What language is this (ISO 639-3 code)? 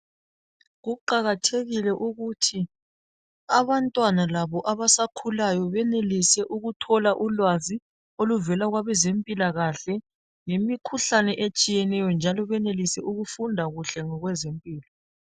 nde